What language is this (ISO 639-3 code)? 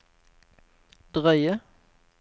nor